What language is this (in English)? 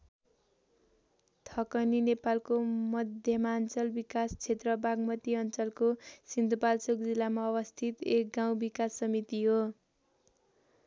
Nepali